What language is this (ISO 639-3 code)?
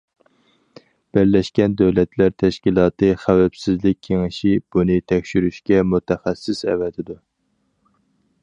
uig